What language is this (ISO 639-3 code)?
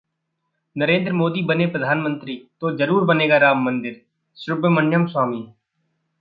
hin